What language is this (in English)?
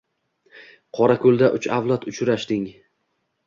Uzbek